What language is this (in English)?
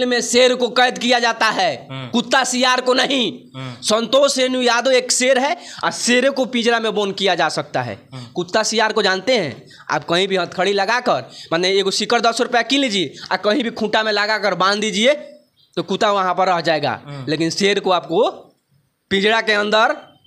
Hindi